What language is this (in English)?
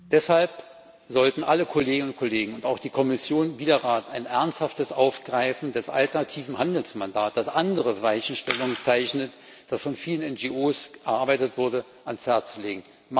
German